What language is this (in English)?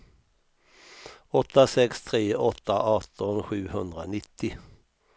Swedish